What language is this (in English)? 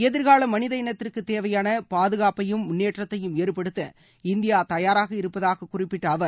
Tamil